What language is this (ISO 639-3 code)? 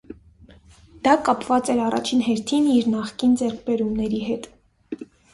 hye